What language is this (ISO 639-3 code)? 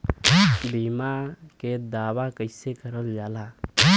bho